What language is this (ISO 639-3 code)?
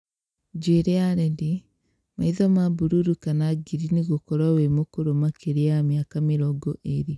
kik